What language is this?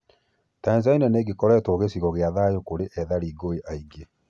Kikuyu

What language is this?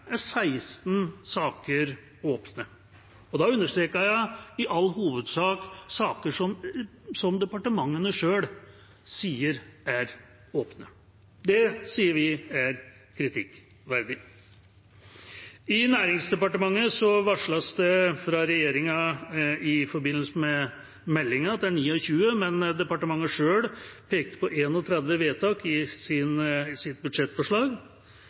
Norwegian Bokmål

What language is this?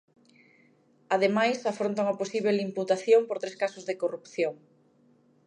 Galician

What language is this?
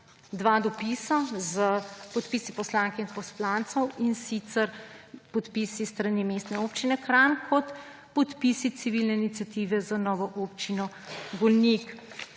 Slovenian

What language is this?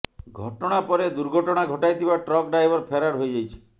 Odia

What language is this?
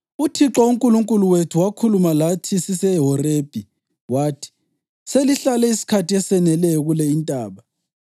North Ndebele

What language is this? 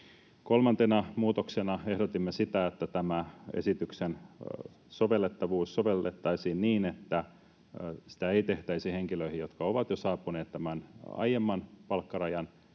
Finnish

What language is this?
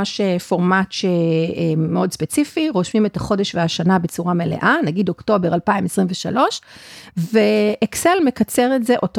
Hebrew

